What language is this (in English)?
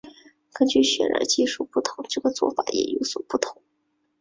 Chinese